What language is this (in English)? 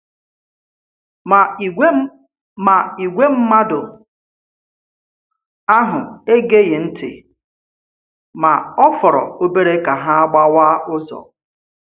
Igbo